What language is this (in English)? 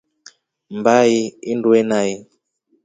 Rombo